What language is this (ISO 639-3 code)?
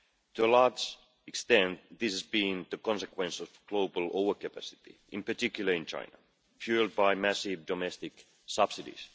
eng